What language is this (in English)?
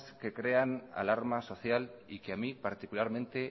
Spanish